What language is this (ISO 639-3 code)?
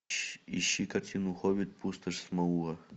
rus